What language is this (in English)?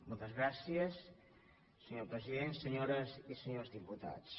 Catalan